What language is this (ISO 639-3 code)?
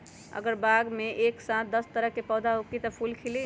mag